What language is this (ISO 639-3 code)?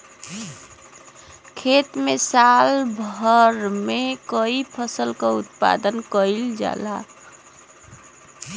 bho